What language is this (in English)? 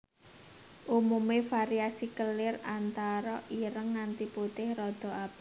Javanese